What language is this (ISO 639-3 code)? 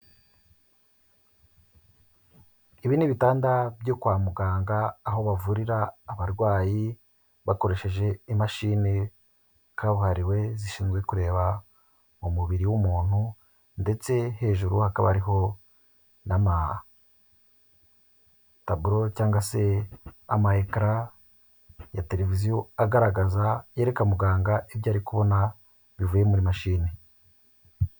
kin